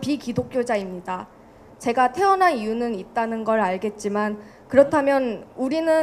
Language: Korean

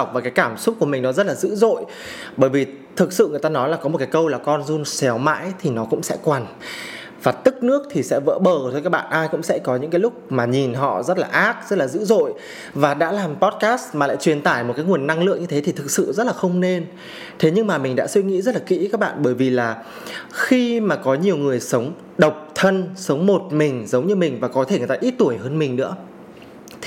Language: Vietnamese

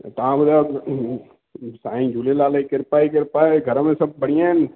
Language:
Sindhi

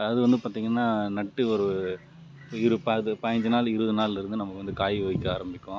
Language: Tamil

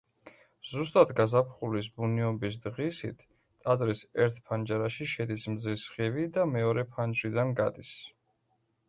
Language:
Georgian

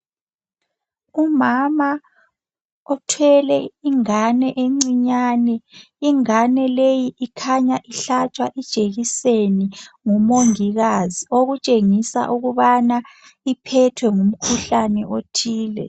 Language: North Ndebele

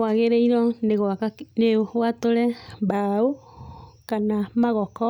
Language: Kikuyu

